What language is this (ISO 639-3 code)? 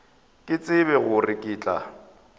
nso